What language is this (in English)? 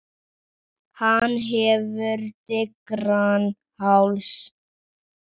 Icelandic